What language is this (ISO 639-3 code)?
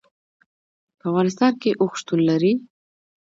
pus